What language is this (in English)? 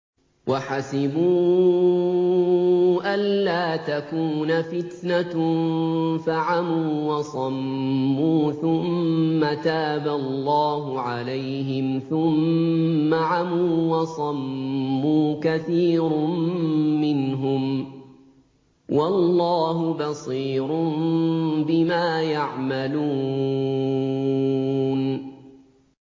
Arabic